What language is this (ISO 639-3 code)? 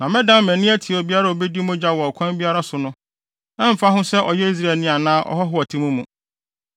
aka